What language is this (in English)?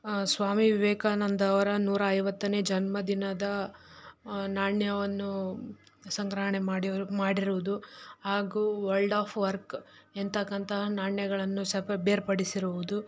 Kannada